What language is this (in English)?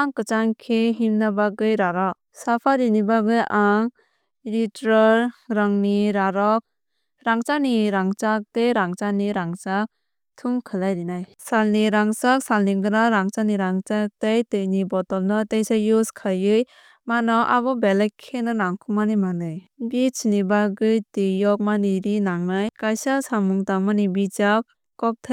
Kok Borok